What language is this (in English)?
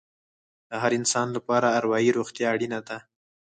Pashto